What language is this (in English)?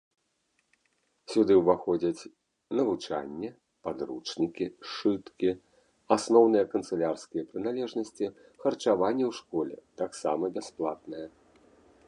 Belarusian